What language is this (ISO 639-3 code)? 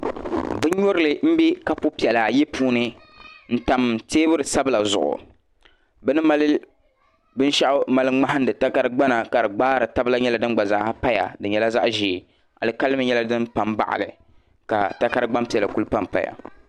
dag